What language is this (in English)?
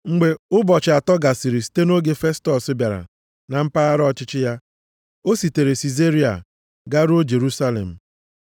Igbo